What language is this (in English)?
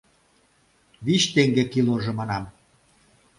Mari